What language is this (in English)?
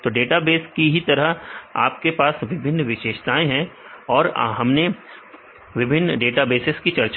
Hindi